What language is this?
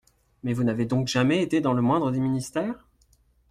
French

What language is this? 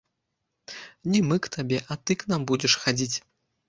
Belarusian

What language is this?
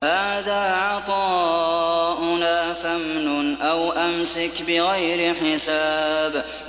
Arabic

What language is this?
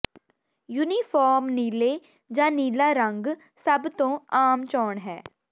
Punjabi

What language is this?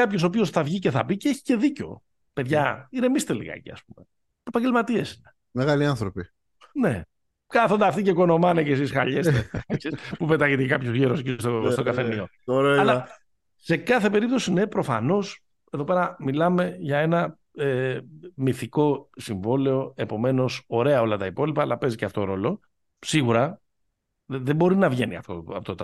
Greek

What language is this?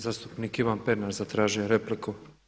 Croatian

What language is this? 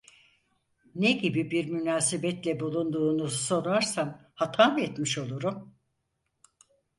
Turkish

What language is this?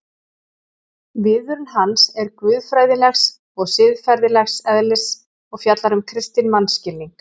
Icelandic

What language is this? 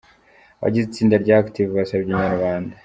Kinyarwanda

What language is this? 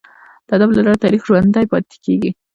Pashto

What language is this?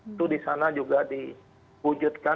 Indonesian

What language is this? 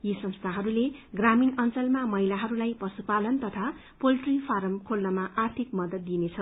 Nepali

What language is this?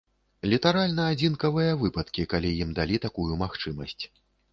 Belarusian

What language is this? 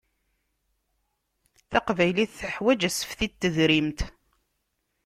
Kabyle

